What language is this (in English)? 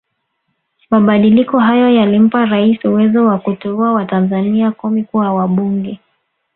Swahili